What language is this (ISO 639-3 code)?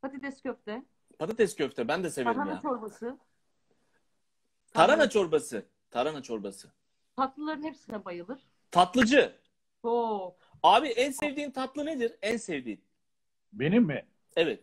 tur